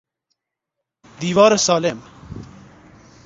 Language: Persian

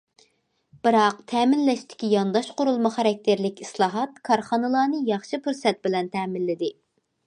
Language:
Uyghur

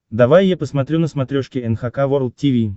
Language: Russian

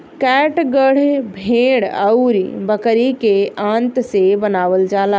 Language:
Bhojpuri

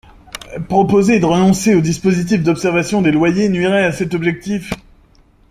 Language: French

